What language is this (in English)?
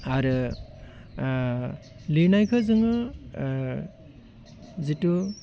Bodo